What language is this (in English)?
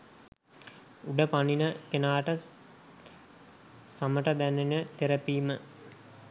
Sinhala